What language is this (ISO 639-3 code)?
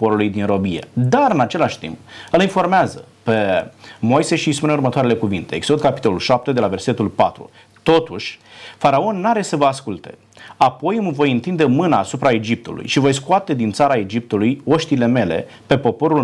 ron